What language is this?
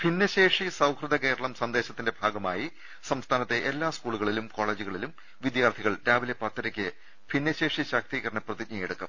Malayalam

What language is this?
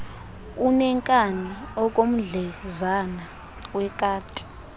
Xhosa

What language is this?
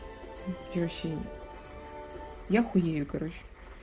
Russian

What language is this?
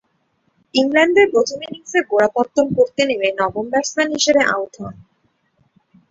Bangla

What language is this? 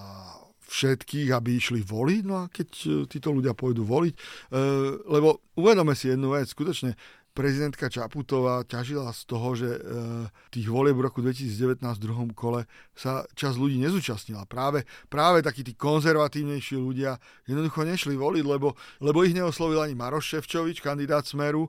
Slovak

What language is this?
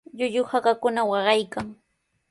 Sihuas Ancash Quechua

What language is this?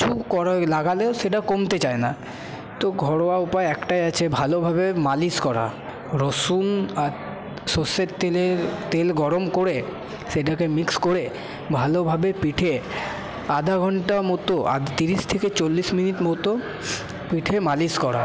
Bangla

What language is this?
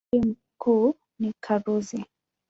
Swahili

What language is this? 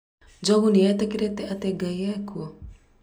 Kikuyu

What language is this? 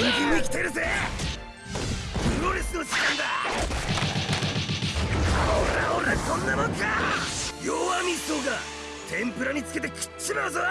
Japanese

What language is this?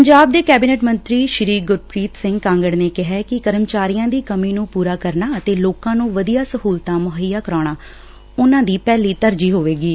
Punjabi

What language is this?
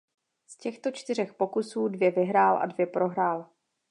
Czech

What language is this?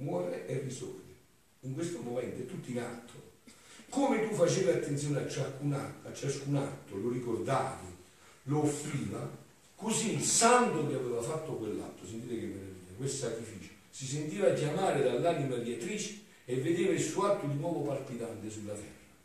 Italian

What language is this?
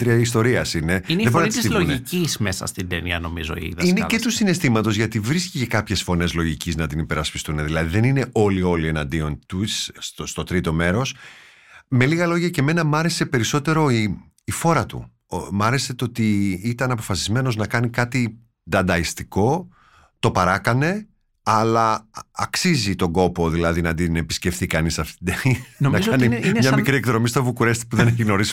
Greek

